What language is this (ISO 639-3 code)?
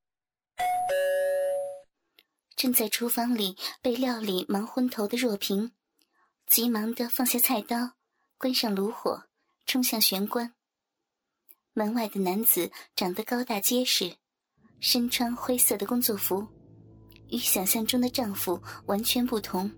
zho